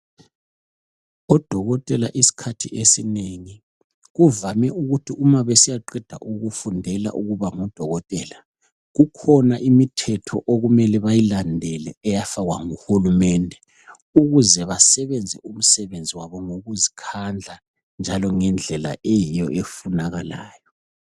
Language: North Ndebele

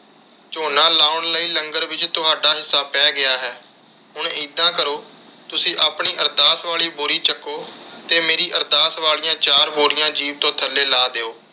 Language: Punjabi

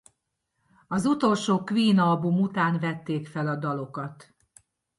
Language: Hungarian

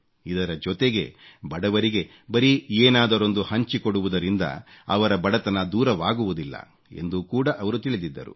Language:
Kannada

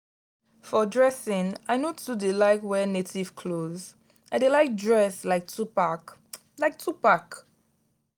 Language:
Nigerian Pidgin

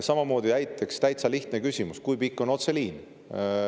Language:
Estonian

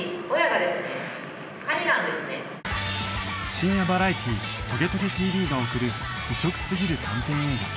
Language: Japanese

